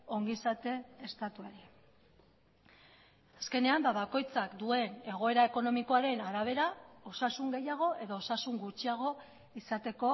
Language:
Basque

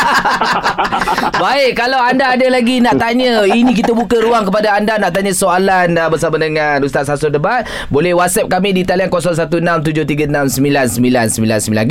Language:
Malay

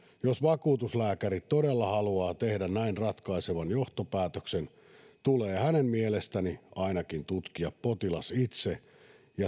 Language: Finnish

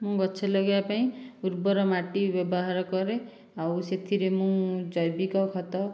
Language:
Odia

